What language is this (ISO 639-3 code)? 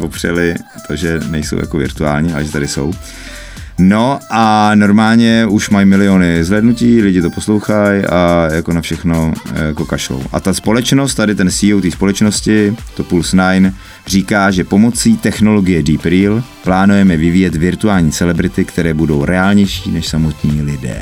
ces